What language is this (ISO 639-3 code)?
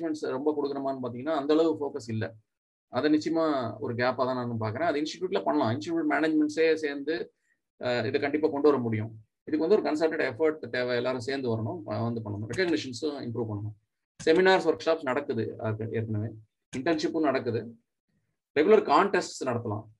tam